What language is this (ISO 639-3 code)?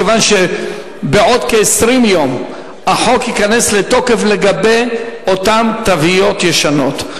heb